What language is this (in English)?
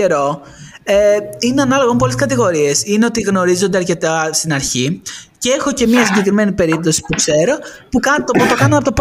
Greek